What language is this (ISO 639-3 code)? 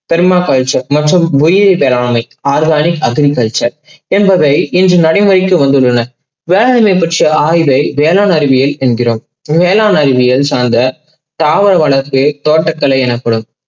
tam